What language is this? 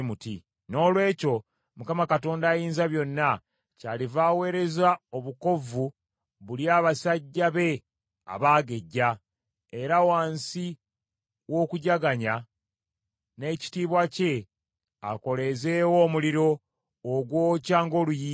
Ganda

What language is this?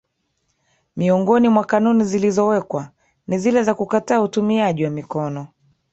Swahili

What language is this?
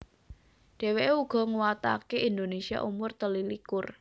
Javanese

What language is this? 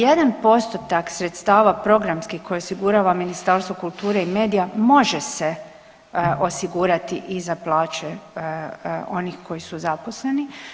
Croatian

